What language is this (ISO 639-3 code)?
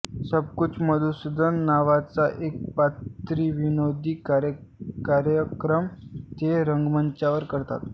mar